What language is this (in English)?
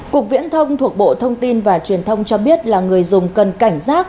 Vietnamese